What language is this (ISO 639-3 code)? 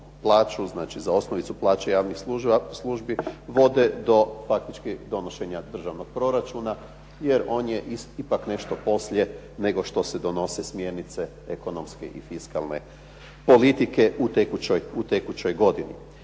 hrv